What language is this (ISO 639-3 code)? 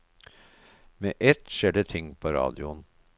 nor